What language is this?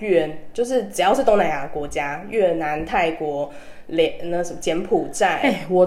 Chinese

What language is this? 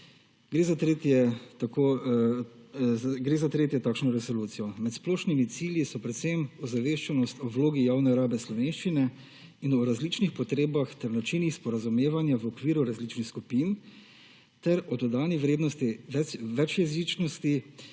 Slovenian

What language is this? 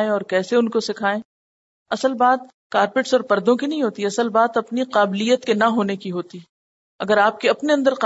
Urdu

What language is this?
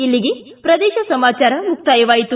Kannada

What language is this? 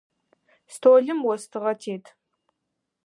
Adyghe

